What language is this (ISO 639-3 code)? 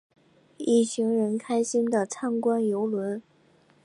zho